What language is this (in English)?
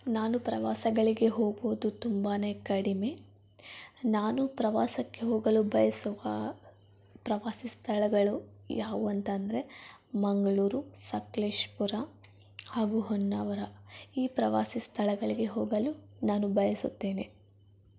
Kannada